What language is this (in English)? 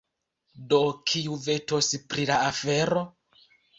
Esperanto